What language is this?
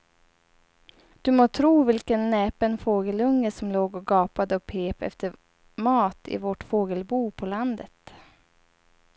Swedish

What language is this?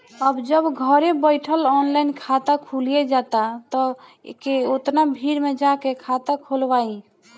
Bhojpuri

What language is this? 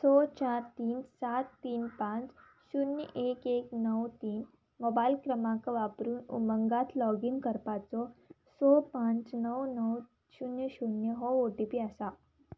Konkani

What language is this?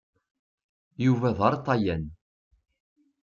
Kabyle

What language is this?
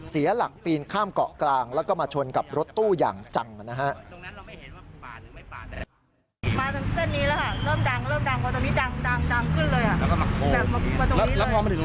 Thai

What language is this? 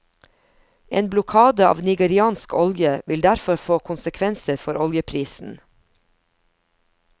Norwegian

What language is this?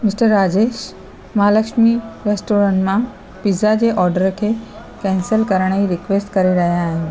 Sindhi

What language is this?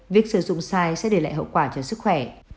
Vietnamese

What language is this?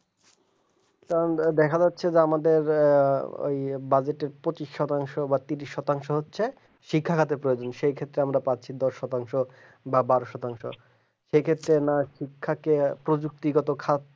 Bangla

